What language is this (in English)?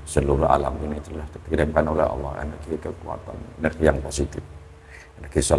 Indonesian